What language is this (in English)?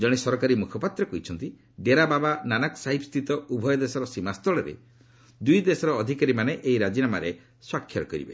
Odia